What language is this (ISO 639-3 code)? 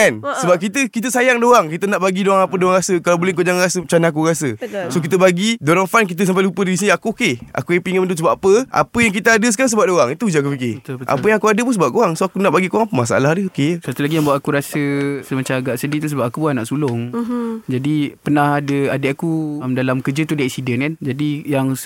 msa